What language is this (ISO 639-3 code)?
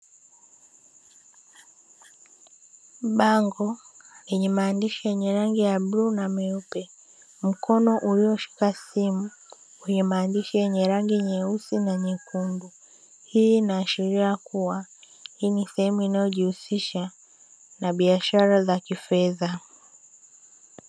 swa